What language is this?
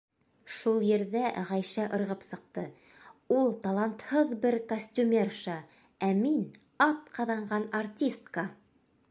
Bashkir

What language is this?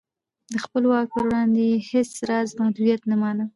Pashto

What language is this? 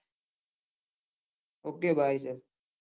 Gujarati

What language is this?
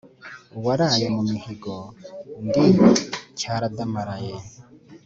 Kinyarwanda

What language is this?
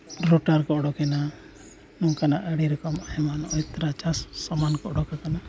Santali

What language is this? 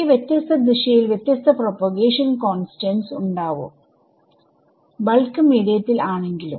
Malayalam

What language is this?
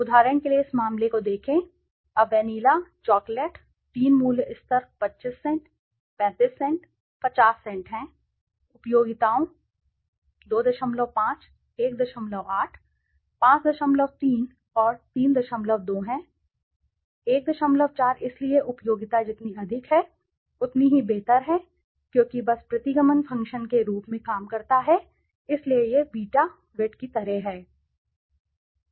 Hindi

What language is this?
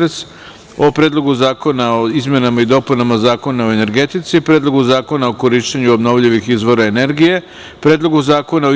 Serbian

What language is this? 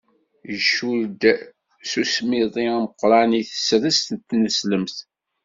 Kabyle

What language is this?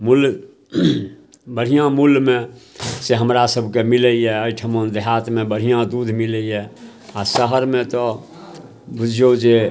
Maithili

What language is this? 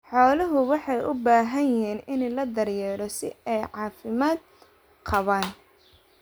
Somali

